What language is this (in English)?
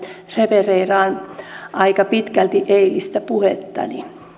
Finnish